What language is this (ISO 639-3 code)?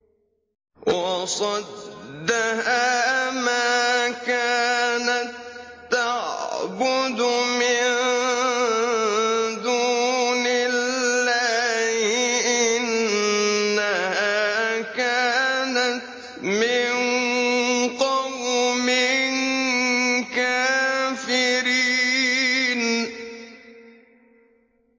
ara